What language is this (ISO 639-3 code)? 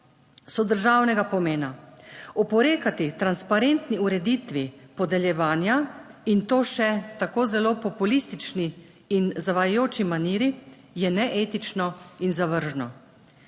slv